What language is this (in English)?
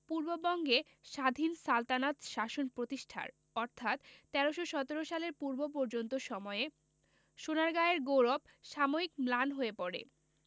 Bangla